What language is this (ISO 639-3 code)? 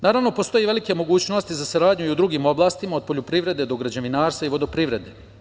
srp